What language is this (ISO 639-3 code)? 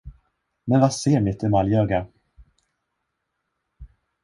swe